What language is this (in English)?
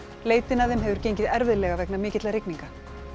Icelandic